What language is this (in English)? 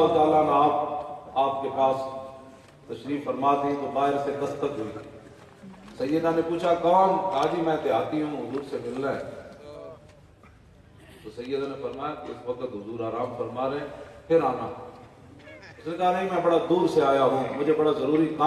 Urdu